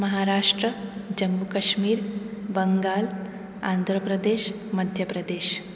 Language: Sanskrit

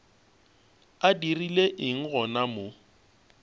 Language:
Northern Sotho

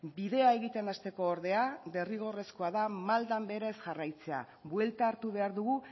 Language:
Basque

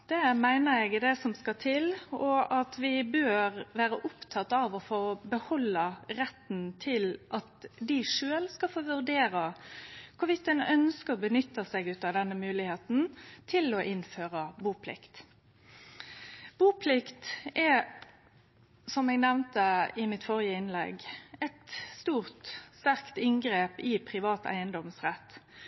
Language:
Norwegian Nynorsk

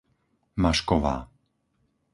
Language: Slovak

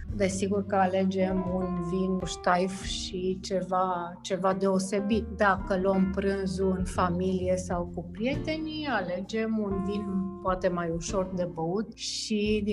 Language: Romanian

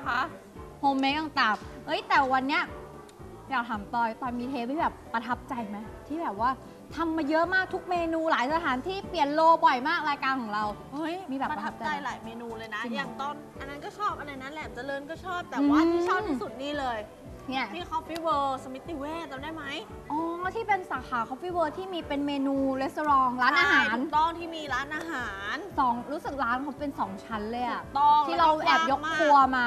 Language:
Thai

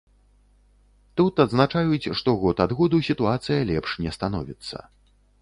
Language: Belarusian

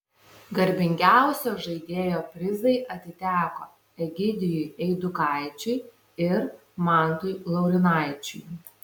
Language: Lithuanian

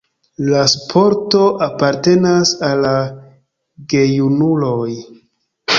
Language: Esperanto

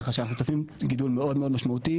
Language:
Hebrew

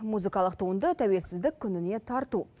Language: Kazakh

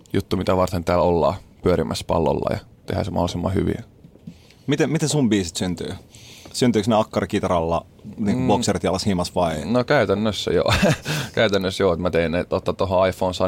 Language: Finnish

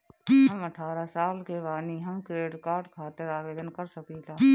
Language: Bhojpuri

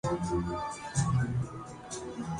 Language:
Urdu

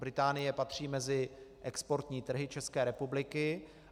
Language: Czech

